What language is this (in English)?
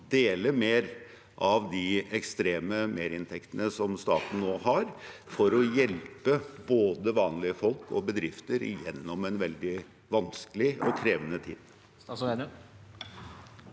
Norwegian